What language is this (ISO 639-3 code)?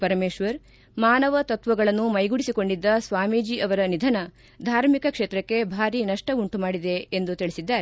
kan